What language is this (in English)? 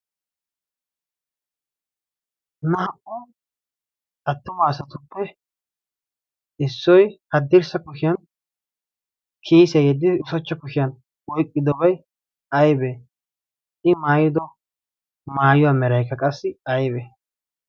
Wolaytta